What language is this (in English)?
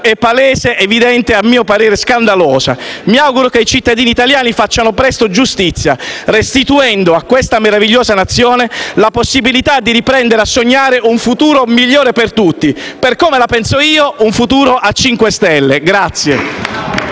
Italian